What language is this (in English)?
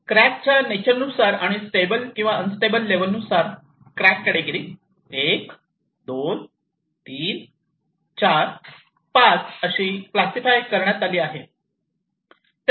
Marathi